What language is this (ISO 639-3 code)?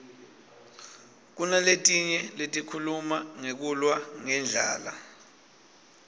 ssw